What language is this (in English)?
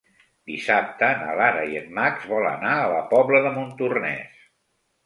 Catalan